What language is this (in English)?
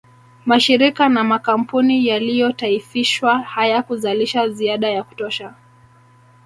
Swahili